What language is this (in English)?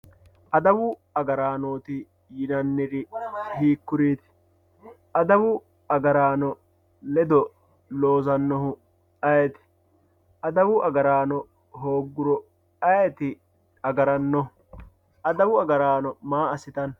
Sidamo